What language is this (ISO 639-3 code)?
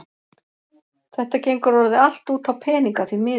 isl